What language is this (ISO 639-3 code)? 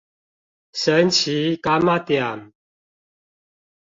zho